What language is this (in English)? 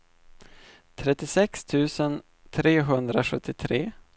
Swedish